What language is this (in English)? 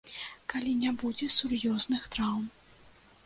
Belarusian